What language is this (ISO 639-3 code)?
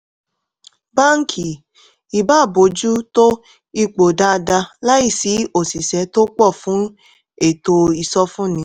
yor